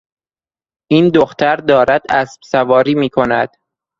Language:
Persian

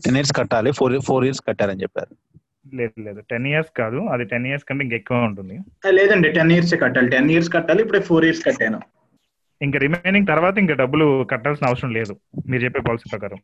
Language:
Telugu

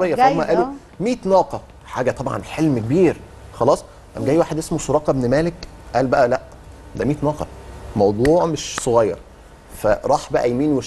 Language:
Arabic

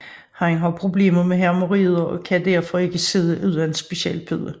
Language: Danish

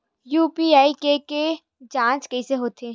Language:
Chhattisgarhi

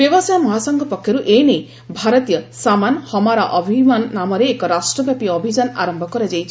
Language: Odia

